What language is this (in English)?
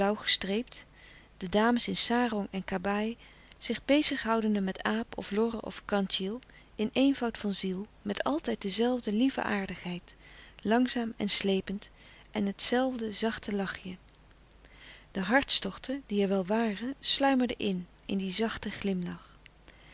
Dutch